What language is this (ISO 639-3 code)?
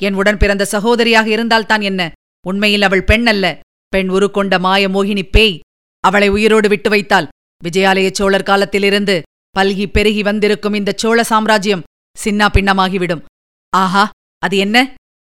tam